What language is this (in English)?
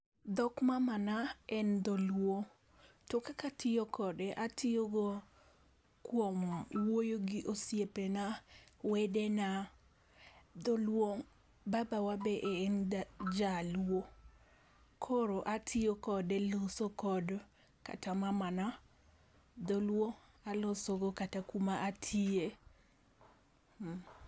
Luo (Kenya and Tanzania)